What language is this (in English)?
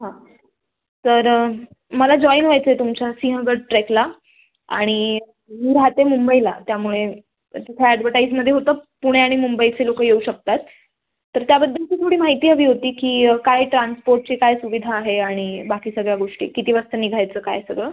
Marathi